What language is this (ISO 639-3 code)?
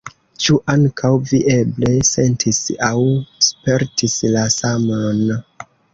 epo